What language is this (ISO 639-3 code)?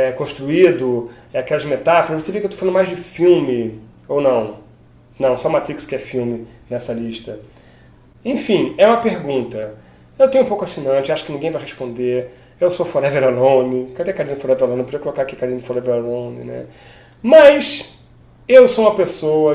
por